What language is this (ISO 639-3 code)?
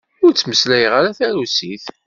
kab